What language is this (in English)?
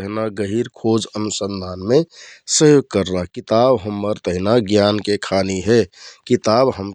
Kathoriya Tharu